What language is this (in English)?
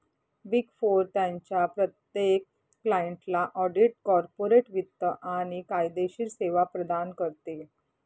Marathi